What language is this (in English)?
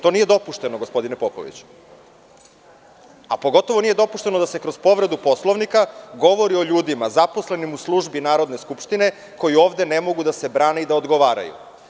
Serbian